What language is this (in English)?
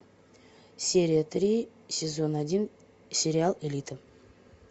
Russian